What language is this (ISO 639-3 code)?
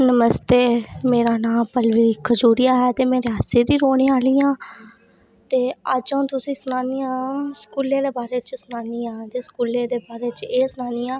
doi